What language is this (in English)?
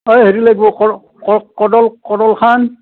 Assamese